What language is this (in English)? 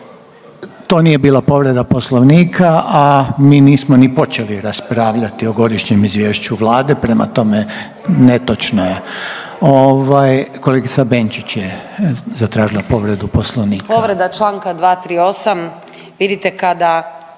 Croatian